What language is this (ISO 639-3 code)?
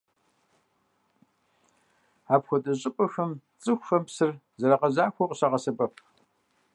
kbd